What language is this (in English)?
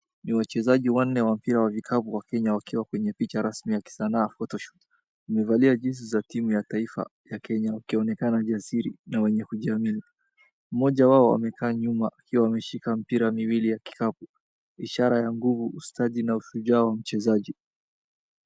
Swahili